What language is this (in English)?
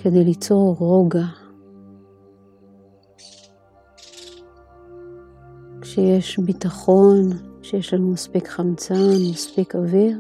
Hebrew